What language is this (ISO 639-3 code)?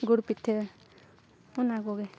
sat